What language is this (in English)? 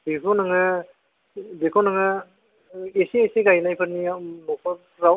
Bodo